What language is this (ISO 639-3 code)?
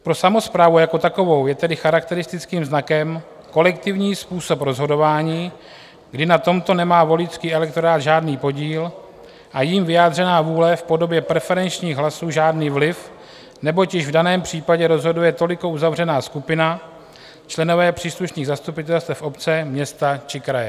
ces